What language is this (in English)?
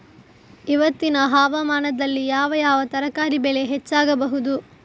Kannada